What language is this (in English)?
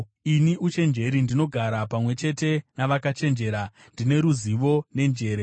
Shona